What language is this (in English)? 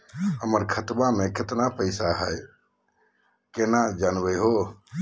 Magahi